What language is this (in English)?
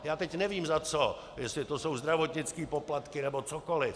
Czech